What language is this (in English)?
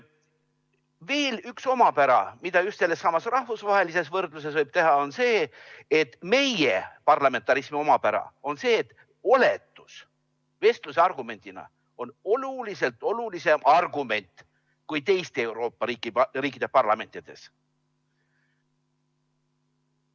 Estonian